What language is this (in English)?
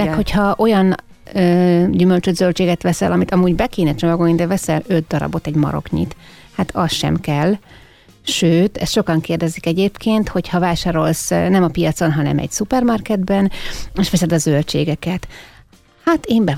Hungarian